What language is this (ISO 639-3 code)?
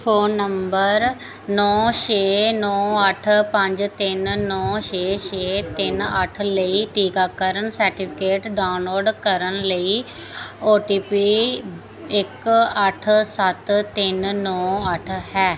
pan